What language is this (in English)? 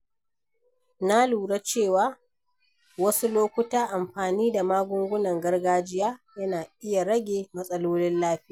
Hausa